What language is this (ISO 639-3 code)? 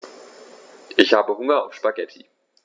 deu